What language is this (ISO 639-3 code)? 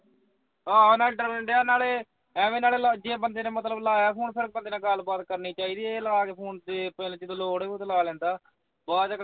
pan